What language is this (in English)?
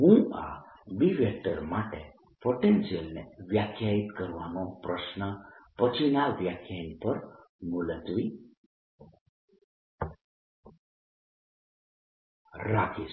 Gujarati